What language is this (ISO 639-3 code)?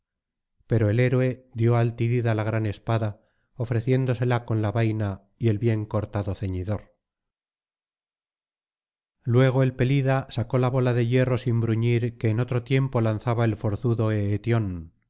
spa